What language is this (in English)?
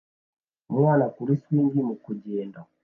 Kinyarwanda